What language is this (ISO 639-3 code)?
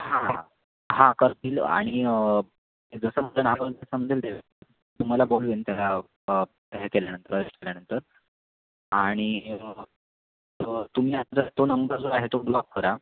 mar